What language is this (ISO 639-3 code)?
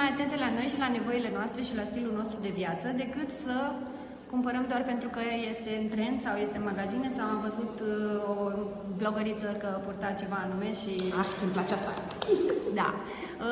ron